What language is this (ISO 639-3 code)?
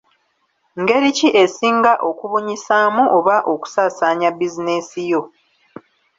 lug